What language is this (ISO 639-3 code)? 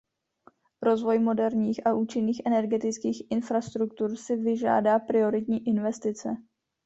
ces